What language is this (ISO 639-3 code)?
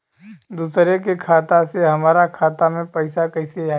bho